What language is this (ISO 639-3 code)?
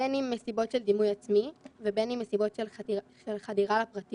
heb